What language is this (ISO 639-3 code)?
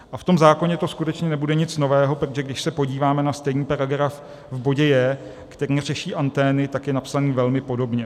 ces